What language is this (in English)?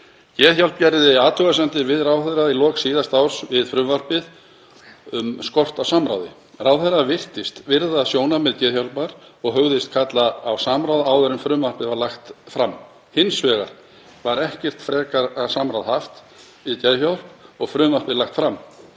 Icelandic